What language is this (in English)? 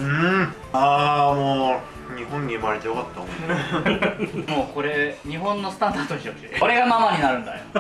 Japanese